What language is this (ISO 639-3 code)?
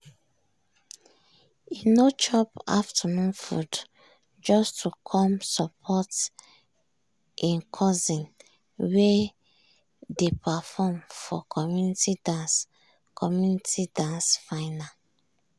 pcm